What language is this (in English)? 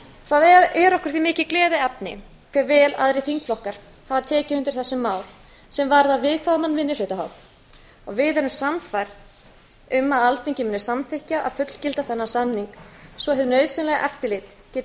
Icelandic